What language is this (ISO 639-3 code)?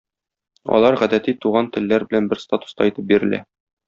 tat